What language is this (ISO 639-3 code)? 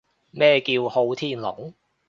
yue